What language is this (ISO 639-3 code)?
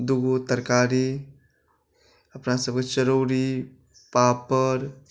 mai